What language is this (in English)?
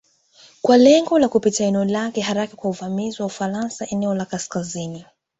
Swahili